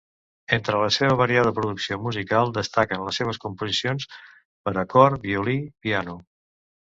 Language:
Catalan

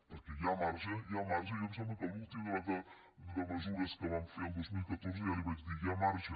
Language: Catalan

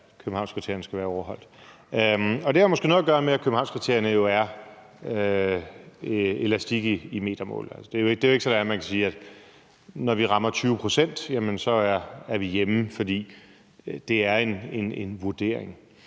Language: Danish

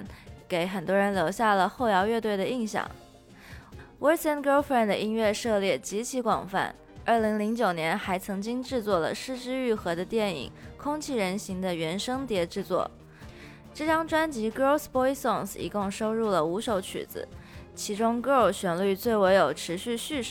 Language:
Chinese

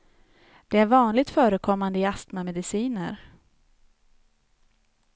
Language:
Swedish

